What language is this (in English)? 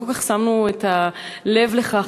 Hebrew